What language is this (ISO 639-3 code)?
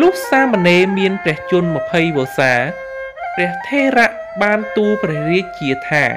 tha